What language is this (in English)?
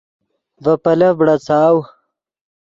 Yidgha